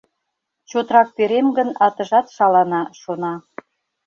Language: Mari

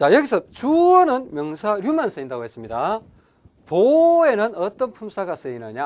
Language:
Korean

